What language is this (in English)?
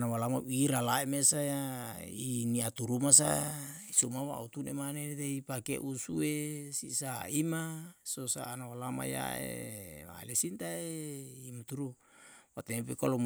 Yalahatan